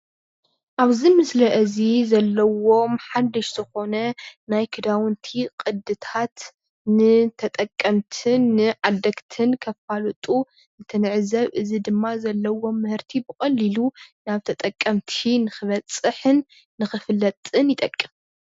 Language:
Tigrinya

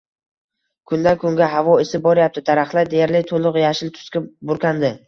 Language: Uzbek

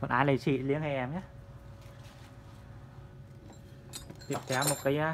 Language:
Vietnamese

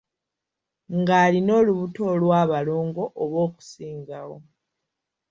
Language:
Ganda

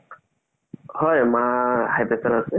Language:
Assamese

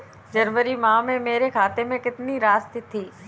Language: Hindi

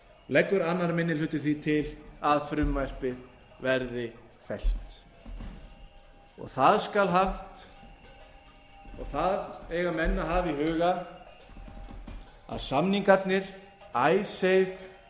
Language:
Icelandic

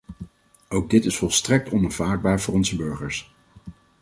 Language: Dutch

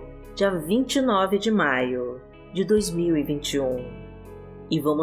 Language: Portuguese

